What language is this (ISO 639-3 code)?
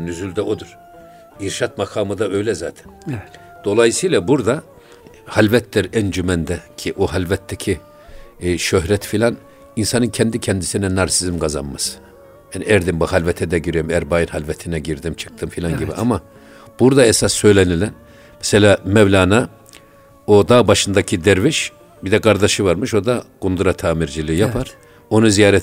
tur